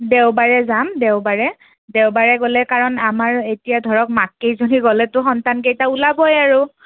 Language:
Assamese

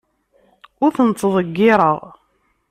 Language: Kabyle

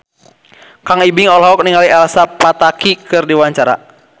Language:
Sundanese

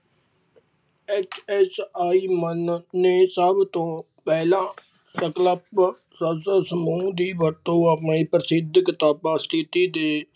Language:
Punjabi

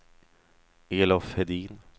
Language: Swedish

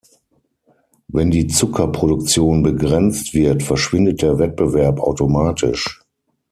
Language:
German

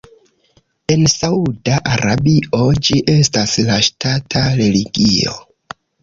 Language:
Esperanto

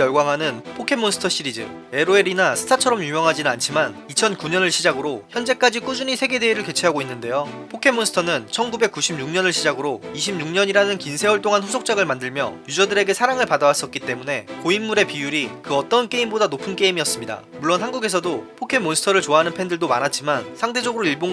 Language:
Korean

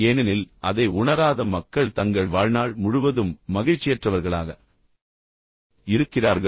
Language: Tamil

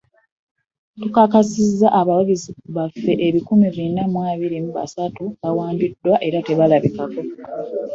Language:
Ganda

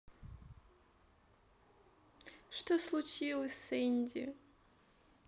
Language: Russian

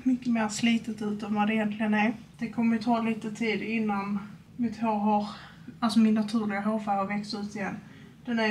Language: Swedish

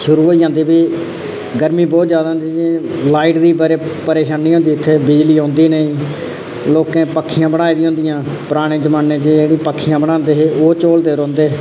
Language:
Dogri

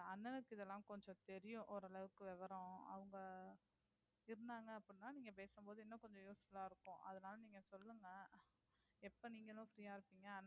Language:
Tamil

